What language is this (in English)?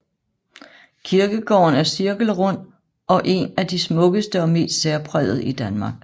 Danish